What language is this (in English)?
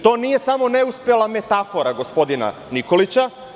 Serbian